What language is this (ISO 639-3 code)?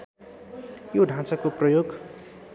nep